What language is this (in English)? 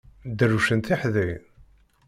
Kabyle